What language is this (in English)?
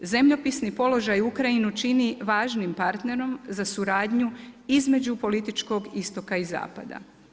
Croatian